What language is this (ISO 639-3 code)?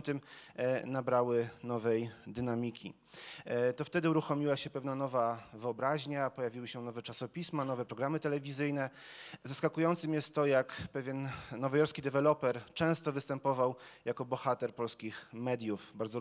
pol